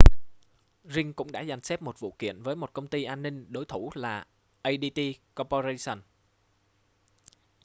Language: Vietnamese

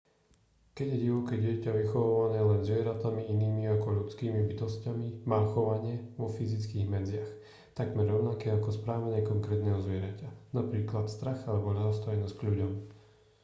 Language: Slovak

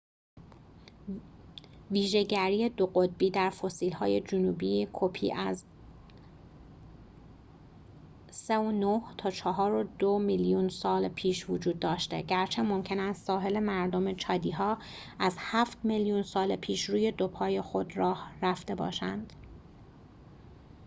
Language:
Persian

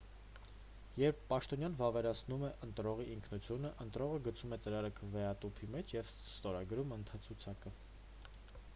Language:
Armenian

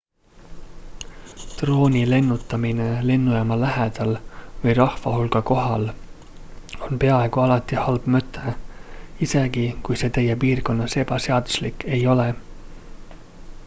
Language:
Estonian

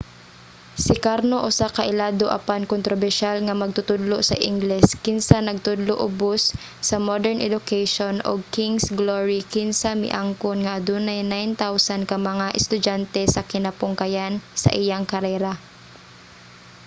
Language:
Cebuano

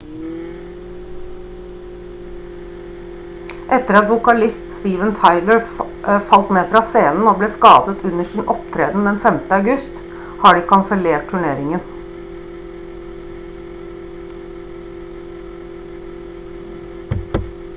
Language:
Norwegian Bokmål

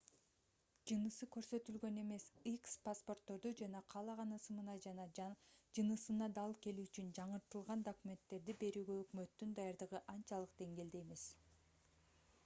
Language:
Kyrgyz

